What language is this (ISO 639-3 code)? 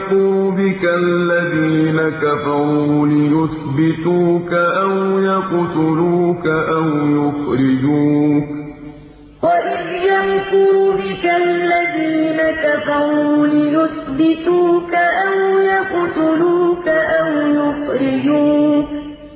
ara